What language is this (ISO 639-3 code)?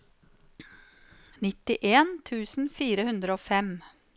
nor